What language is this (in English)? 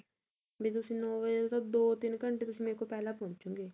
Punjabi